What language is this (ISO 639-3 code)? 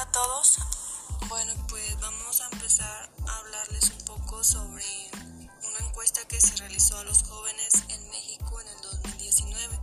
spa